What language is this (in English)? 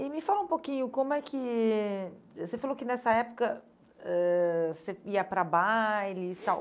Portuguese